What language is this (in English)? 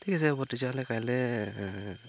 Assamese